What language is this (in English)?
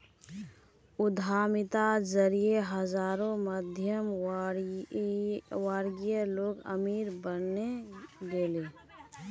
Magahi